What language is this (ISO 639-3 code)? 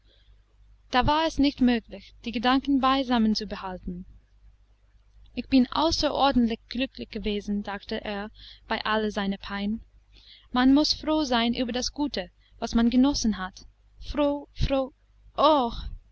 deu